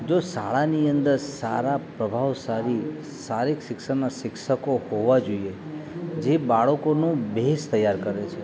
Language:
Gujarati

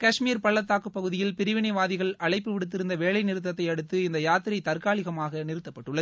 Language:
Tamil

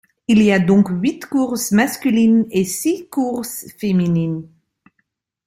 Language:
French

